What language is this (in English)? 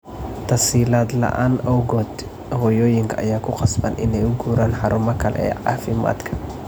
Somali